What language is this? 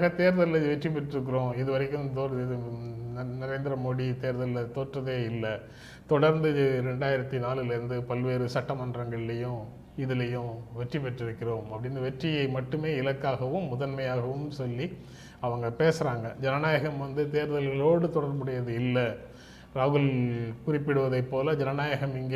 Tamil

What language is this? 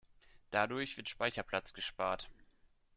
German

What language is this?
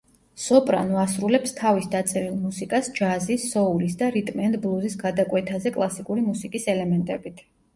Georgian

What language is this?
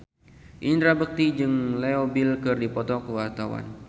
Sundanese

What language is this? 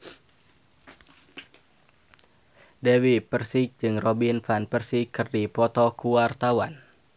Sundanese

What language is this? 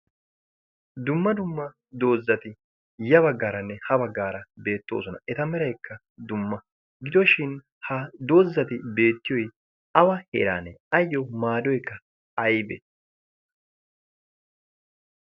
Wolaytta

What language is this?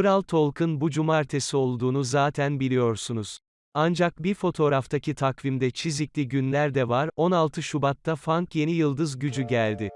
Turkish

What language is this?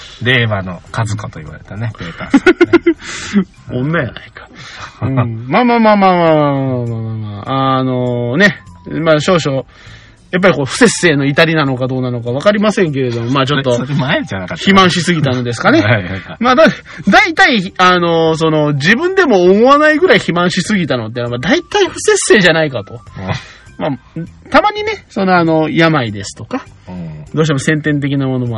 Japanese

